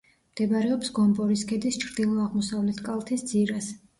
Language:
Georgian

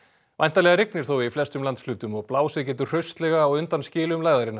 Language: Icelandic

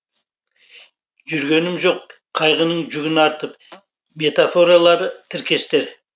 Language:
Kazakh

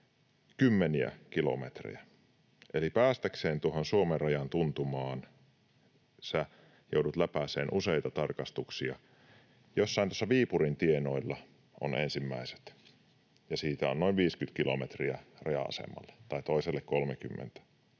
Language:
Finnish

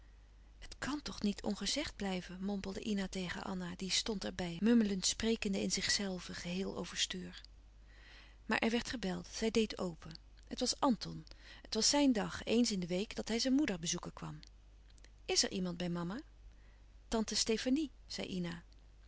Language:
Dutch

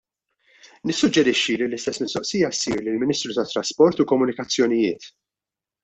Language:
Maltese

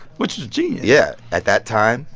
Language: English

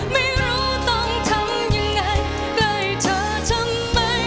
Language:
Thai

